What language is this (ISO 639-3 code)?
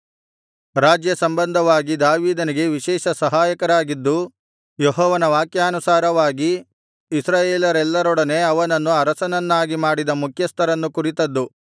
kan